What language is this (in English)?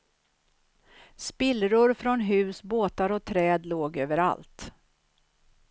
Swedish